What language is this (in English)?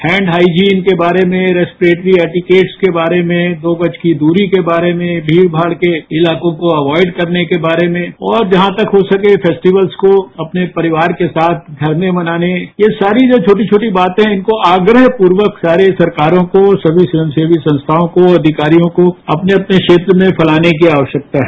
Hindi